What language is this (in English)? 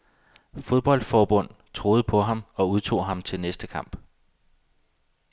Danish